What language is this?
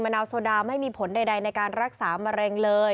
Thai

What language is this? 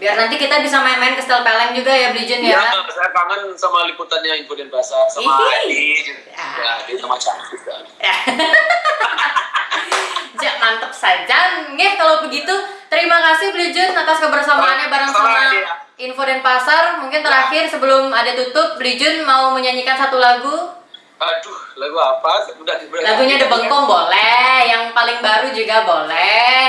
Indonesian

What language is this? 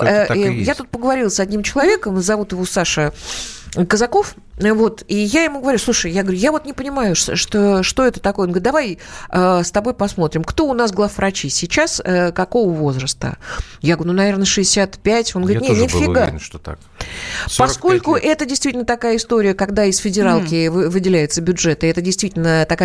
Russian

